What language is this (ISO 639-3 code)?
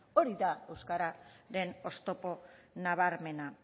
eus